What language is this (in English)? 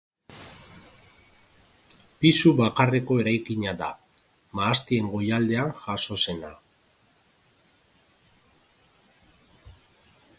Basque